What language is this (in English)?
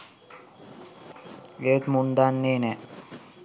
Sinhala